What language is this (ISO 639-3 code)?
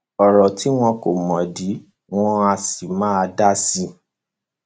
yor